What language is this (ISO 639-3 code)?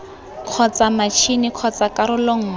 tsn